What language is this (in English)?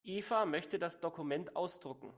German